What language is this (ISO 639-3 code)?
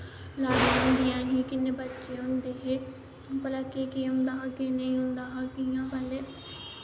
doi